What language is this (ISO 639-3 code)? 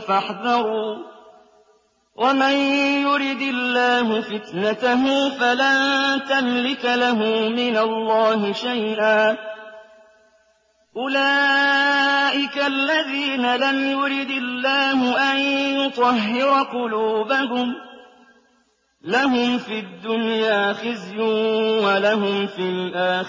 ara